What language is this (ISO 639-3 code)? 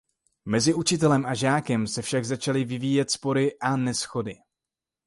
ces